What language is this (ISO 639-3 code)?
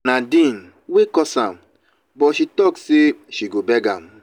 pcm